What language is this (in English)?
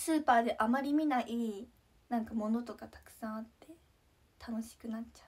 Japanese